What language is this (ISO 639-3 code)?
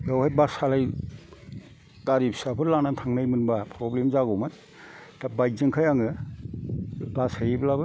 brx